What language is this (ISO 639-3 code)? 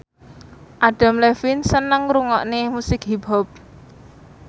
jav